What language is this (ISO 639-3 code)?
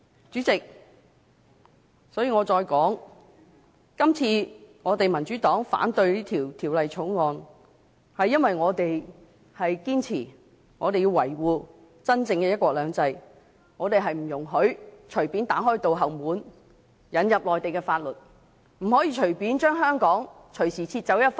yue